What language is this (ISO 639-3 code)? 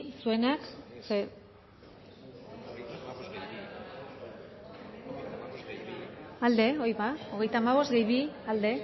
eus